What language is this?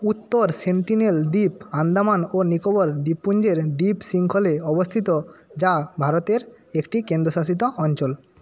Bangla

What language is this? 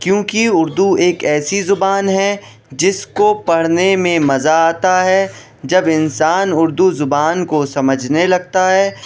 Urdu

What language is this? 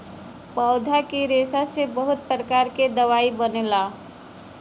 Bhojpuri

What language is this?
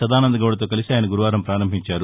Telugu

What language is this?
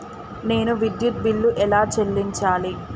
Telugu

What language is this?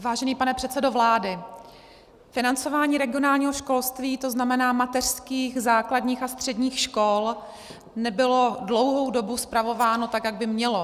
Czech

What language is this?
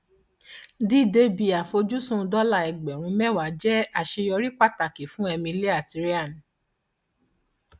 Yoruba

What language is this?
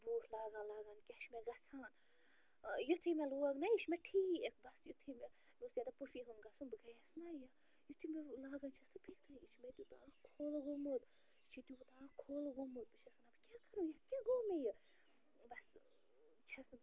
Kashmiri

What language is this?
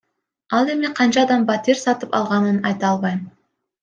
Kyrgyz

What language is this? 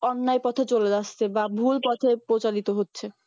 Bangla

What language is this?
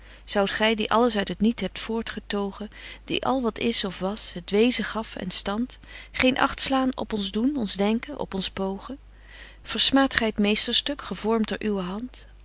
Dutch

